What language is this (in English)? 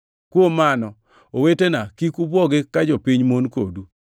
Luo (Kenya and Tanzania)